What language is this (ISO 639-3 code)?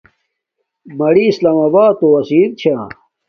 dmk